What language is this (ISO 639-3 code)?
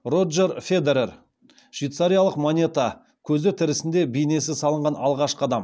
kaz